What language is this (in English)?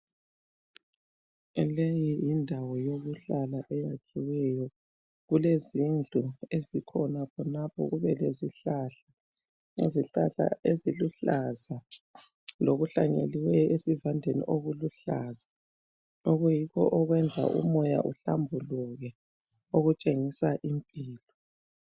North Ndebele